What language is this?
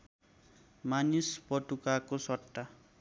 Nepali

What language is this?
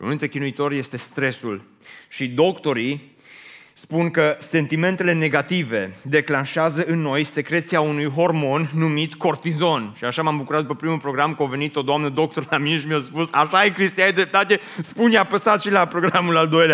Romanian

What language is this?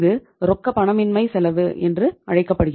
Tamil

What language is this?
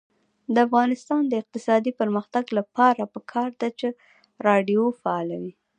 Pashto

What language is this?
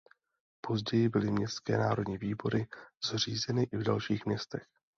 Czech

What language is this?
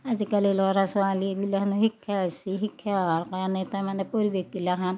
Assamese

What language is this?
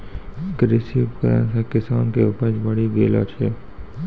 Maithili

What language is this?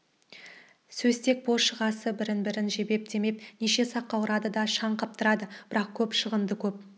Kazakh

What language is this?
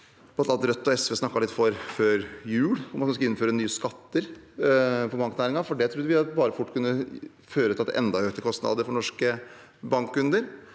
Norwegian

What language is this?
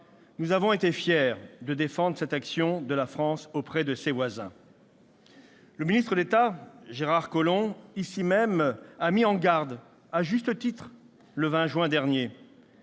French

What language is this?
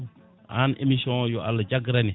Fula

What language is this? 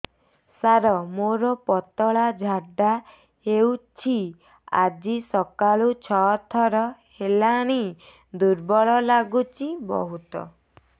Odia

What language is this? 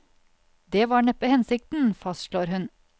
Norwegian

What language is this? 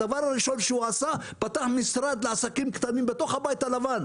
Hebrew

